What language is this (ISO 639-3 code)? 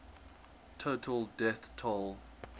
eng